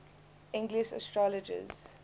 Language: English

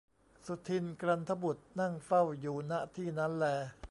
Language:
Thai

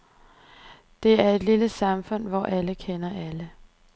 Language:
Danish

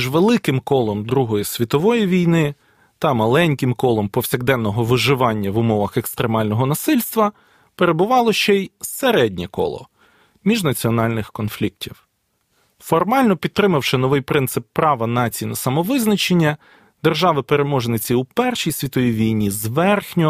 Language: Ukrainian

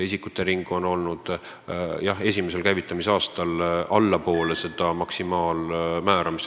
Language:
Estonian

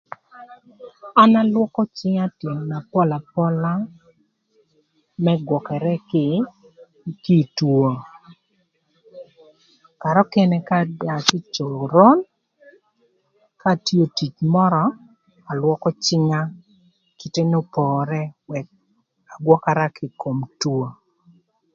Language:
Thur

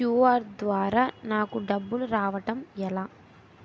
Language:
Telugu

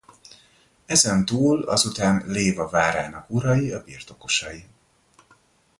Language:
Hungarian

